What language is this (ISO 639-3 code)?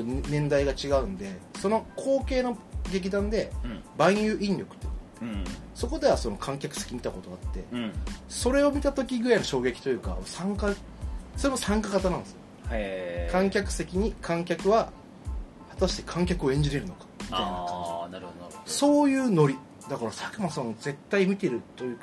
jpn